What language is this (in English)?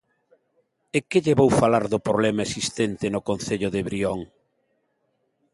Galician